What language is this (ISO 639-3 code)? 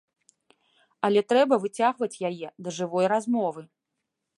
bel